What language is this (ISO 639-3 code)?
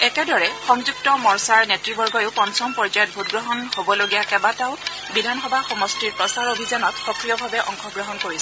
asm